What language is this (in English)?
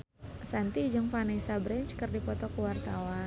Sundanese